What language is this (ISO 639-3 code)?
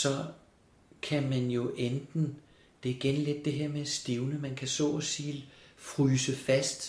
dan